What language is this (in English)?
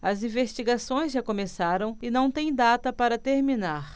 Portuguese